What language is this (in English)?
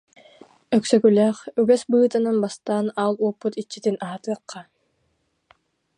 Yakut